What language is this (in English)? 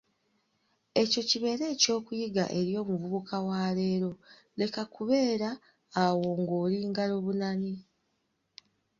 Ganda